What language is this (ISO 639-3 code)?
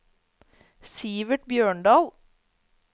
nor